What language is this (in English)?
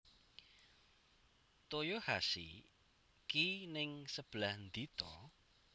Javanese